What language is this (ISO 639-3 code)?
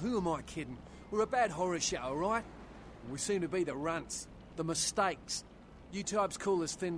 tur